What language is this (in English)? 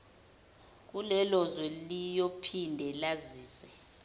Zulu